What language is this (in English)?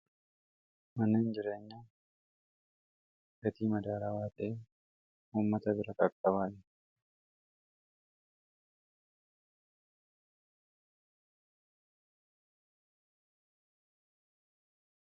Oromo